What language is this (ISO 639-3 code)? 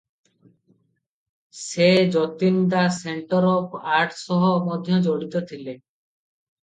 ori